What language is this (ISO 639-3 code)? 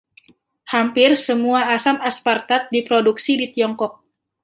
ind